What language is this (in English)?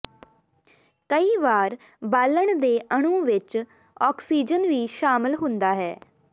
Punjabi